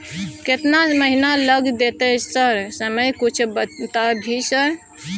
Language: Maithili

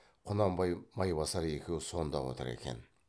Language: Kazakh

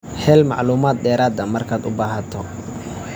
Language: Somali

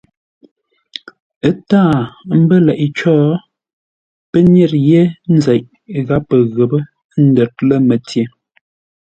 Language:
Ngombale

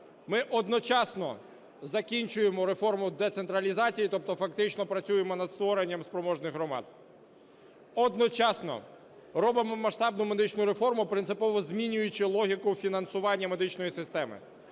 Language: Ukrainian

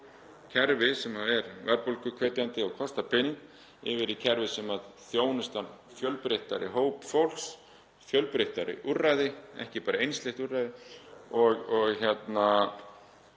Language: Icelandic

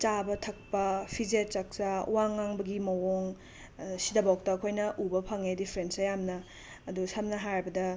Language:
Manipuri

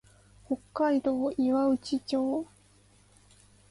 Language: Japanese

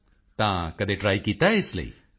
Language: Punjabi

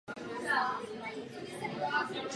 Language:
Czech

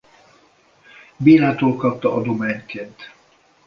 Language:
Hungarian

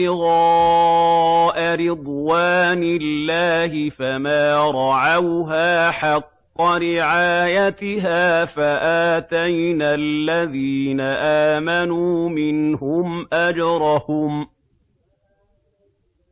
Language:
Arabic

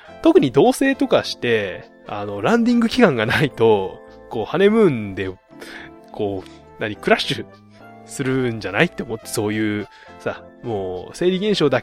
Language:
Japanese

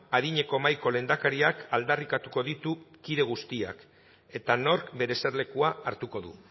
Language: Basque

